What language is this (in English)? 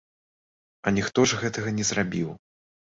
Belarusian